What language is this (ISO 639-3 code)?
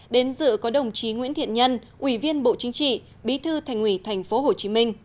vie